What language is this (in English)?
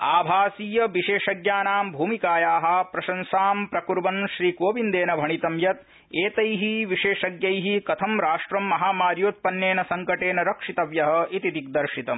Sanskrit